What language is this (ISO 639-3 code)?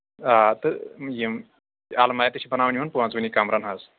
kas